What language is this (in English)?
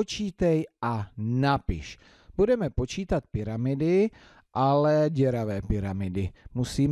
Czech